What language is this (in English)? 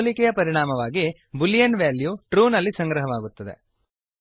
Kannada